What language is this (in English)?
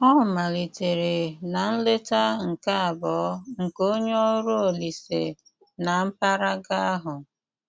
Igbo